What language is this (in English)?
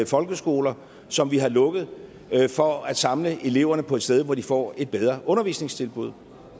Danish